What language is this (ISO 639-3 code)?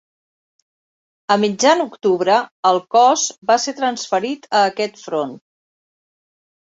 cat